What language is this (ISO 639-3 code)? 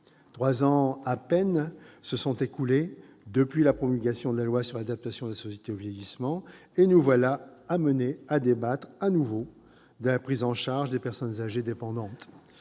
fra